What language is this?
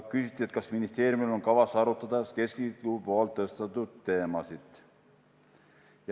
Estonian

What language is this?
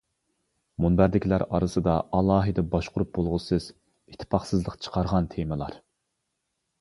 Uyghur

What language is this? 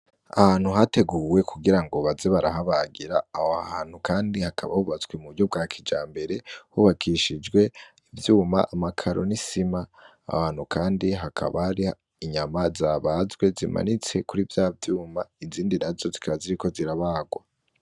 Rundi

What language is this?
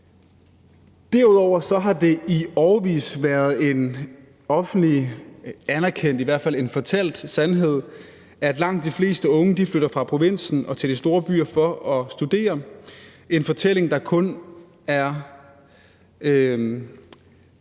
Danish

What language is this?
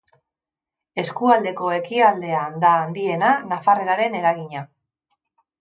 Basque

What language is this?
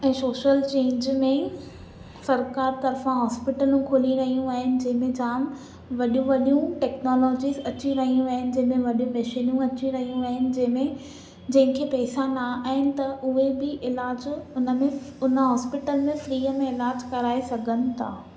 Sindhi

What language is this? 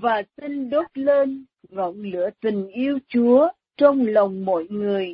Vietnamese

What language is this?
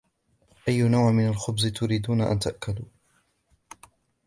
Arabic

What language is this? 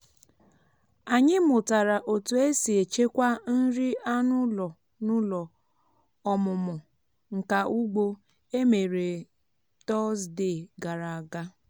Igbo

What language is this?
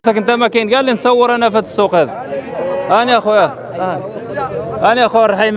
Arabic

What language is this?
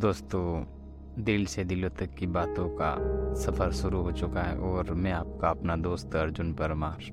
Hindi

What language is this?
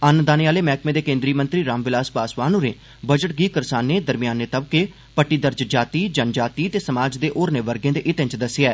Dogri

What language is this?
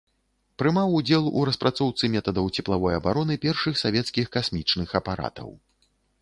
Belarusian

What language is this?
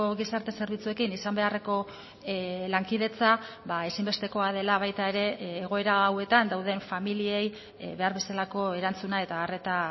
Basque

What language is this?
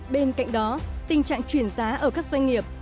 Vietnamese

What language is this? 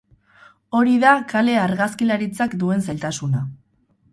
Basque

